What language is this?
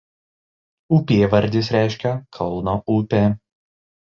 Lithuanian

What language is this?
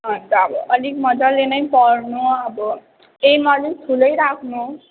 Nepali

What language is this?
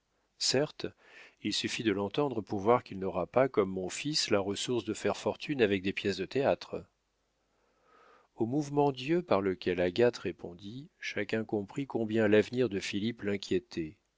French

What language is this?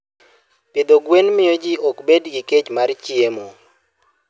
Luo (Kenya and Tanzania)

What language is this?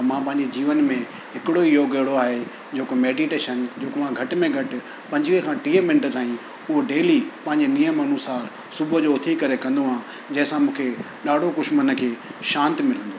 Sindhi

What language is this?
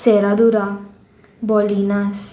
Konkani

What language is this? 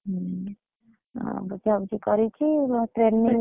Odia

